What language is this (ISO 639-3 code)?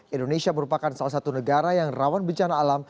ind